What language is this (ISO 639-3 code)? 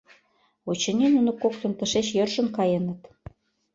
chm